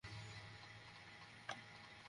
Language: Bangla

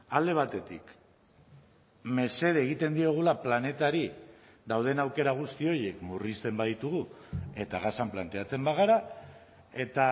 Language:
Basque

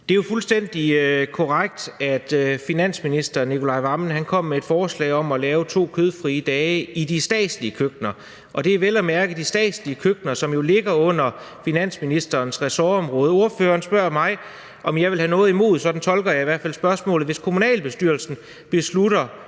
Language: Danish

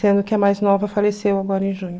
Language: Portuguese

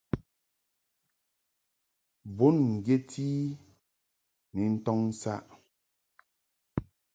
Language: Mungaka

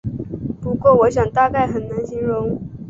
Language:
Chinese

